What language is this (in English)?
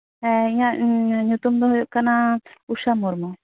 Santali